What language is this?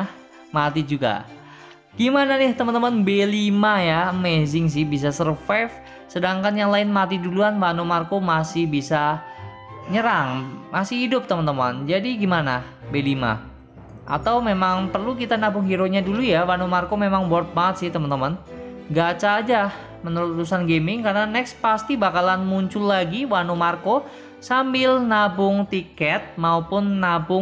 Indonesian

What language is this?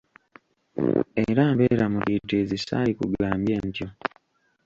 Ganda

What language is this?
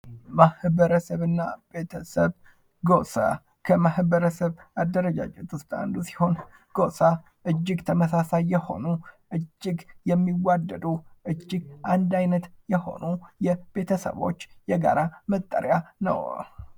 Amharic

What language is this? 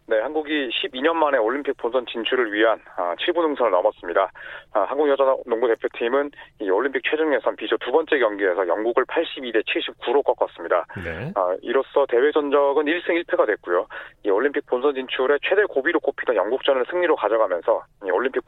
Korean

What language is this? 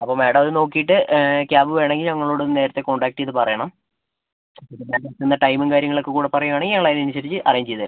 Malayalam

